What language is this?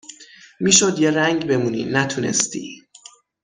Persian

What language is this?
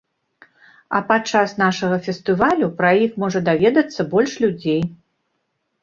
Belarusian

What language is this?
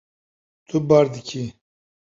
Kurdish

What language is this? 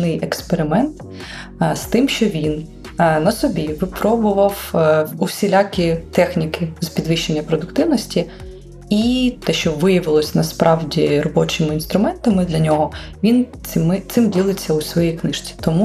Ukrainian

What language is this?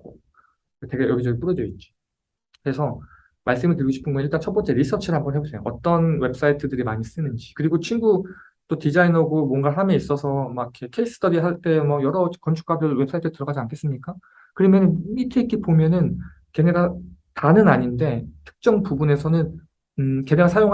Korean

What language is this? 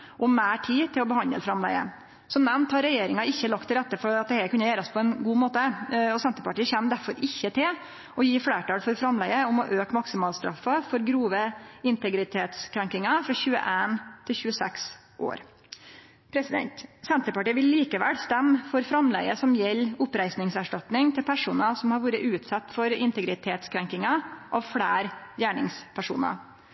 Norwegian Nynorsk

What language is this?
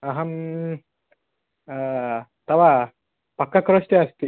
Sanskrit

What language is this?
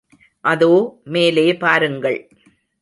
Tamil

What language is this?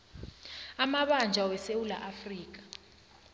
South Ndebele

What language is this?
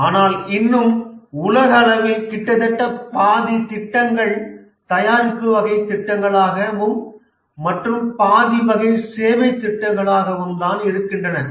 Tamil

